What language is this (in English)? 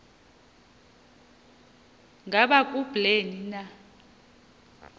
Xhosa